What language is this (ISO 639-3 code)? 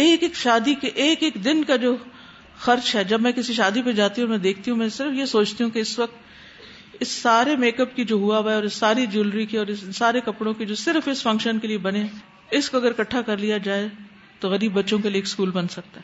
urd